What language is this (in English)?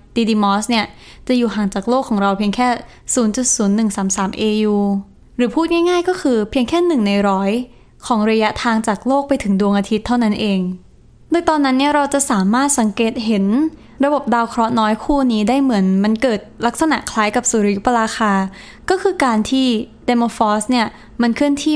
Thai